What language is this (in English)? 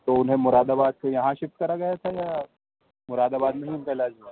Urdu